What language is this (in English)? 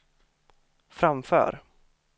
Swedish